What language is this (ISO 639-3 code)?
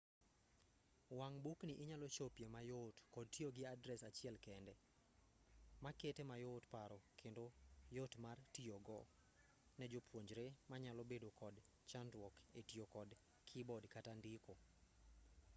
luo